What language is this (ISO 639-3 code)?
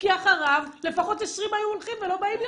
heb